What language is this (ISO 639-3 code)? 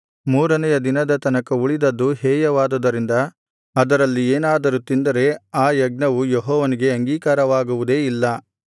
kan